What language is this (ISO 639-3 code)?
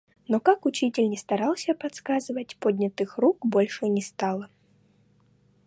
rus